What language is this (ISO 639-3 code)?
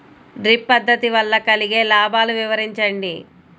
tel